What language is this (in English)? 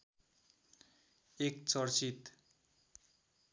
Nepali